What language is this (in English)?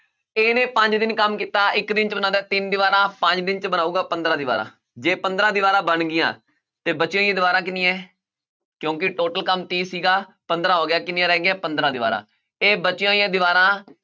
Punjabi